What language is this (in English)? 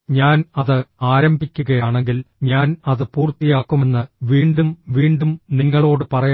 Malayalam